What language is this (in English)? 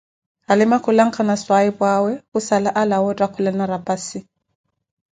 Koti